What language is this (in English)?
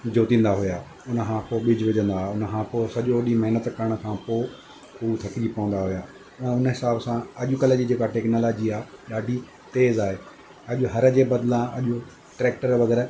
Sindhi